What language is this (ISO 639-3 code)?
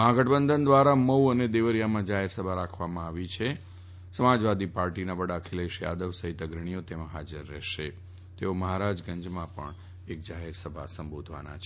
guj